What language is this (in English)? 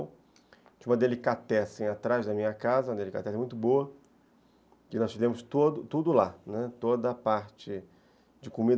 Portuguese